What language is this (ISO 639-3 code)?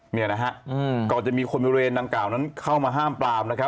tha